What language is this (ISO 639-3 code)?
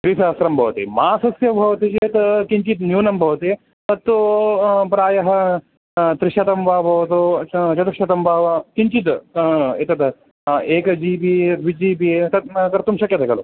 san